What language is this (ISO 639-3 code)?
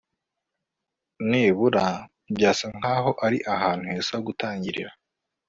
kin